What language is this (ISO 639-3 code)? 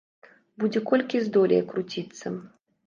bel